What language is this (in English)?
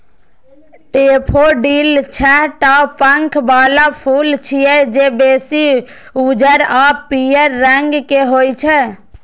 Maithili